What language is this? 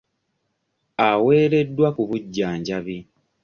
Ganda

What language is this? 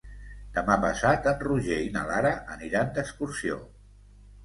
Catalan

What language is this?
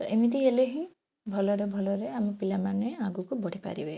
Odia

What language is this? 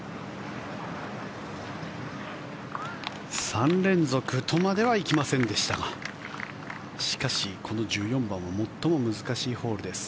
Japanese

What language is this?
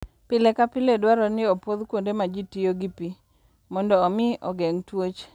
Luo (Kenya and Tanzania)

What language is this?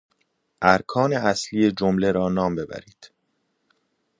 Persian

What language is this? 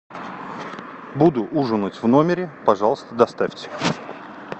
Russian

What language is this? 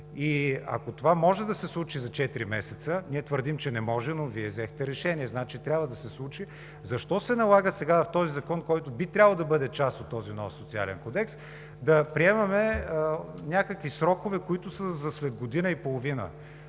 Bulgarian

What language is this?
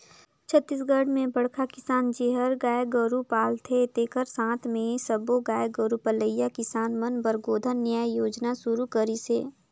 Chhattisgarhi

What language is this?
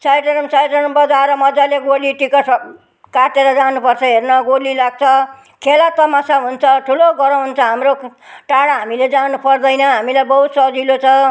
Nepali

